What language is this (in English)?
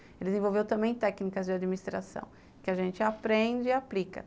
Portuguese